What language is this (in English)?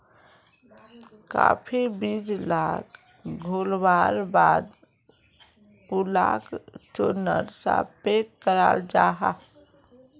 Magahi